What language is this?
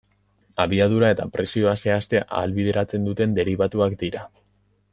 Basque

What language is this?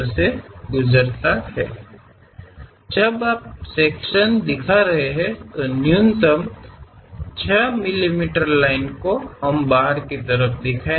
Kannada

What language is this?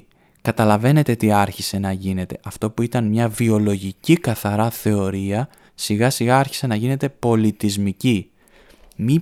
Greek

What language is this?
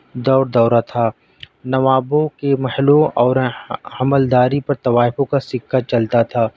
Urdu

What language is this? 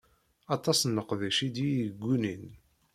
Kabyle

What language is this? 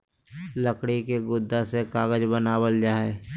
Magahi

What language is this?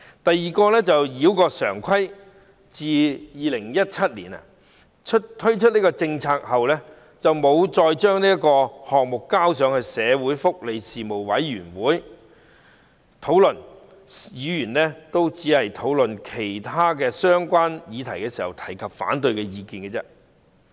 Cantonese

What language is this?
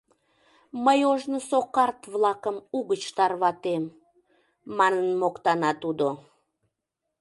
Mari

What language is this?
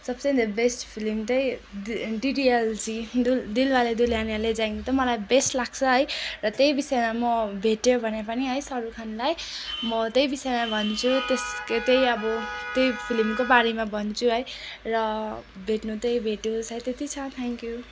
Nepali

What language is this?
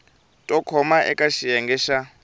Tsonga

